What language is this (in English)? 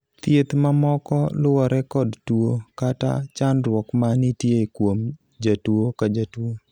Luo (Kenya and Tanzania)